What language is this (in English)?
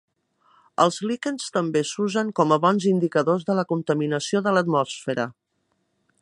Catalan